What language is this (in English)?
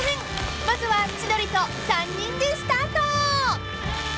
Japanese